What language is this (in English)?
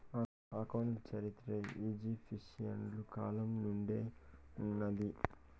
Telugu